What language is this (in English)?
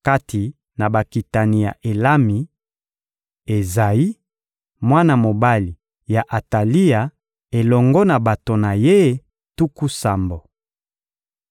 Lingala